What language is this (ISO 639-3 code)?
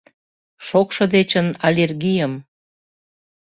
chm